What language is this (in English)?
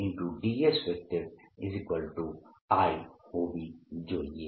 Gujarati